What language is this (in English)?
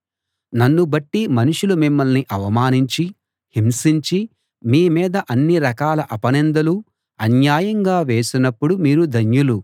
Telugu